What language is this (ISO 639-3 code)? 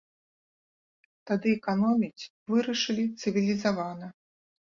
bel